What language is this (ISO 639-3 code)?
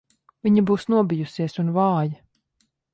lav